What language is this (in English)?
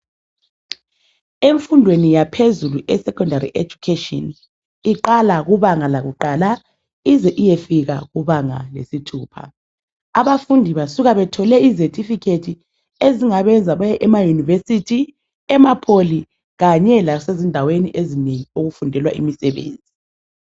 North Ndebele